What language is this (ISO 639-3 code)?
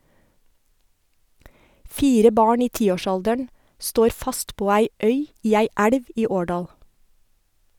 nor